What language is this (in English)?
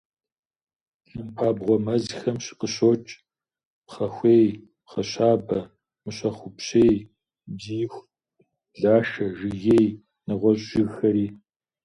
Kabardian